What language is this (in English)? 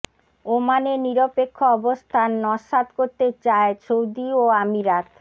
Bangla